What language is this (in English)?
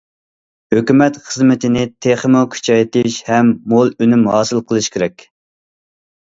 Uyghur